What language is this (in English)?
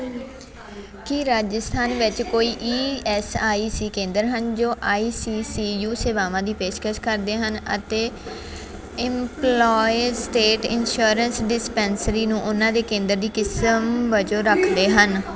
Punjabi